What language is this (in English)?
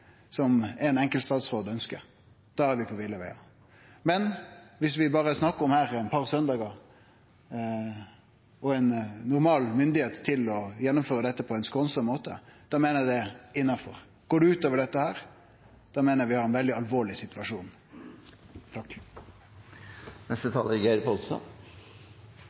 Norwegian Nynorsk